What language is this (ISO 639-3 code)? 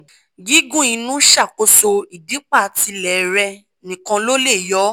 yor